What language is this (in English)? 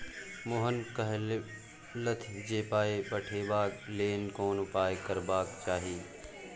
Maithili